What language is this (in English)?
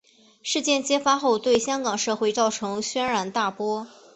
Chinese